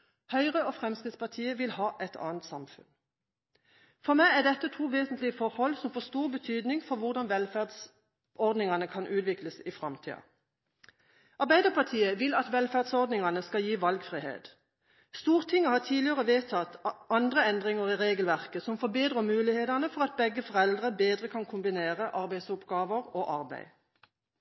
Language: Norwegian Bokmål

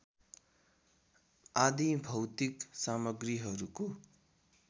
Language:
Nepali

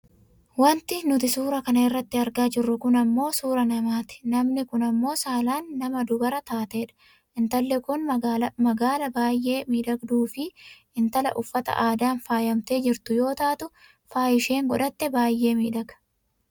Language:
Oromo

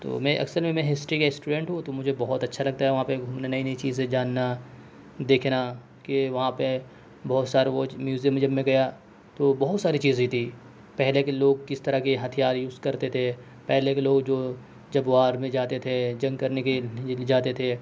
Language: Urdu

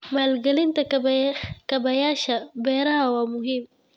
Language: Somali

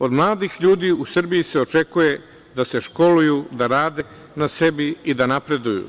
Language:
Serbian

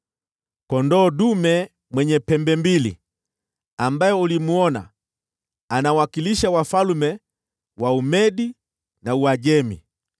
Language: Swahili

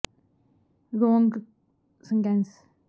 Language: Punjabi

